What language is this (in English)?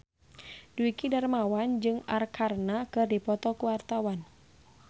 Sundanese